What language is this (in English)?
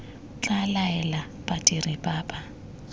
Tswana